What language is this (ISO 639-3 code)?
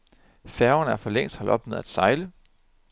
dan